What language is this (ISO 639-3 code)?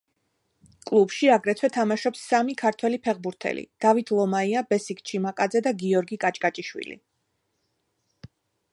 kat